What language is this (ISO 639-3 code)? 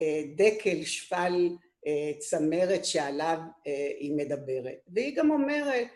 heb